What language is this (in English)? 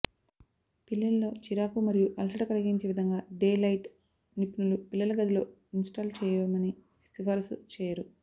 Telugu